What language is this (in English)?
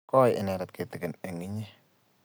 Kalenjin